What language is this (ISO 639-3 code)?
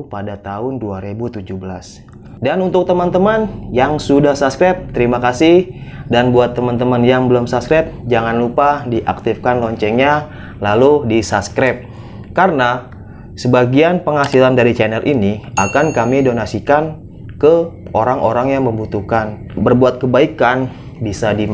ind